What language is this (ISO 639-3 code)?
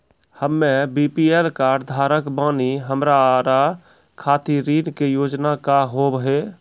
mai